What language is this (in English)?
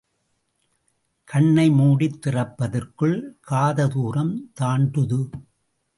Tamil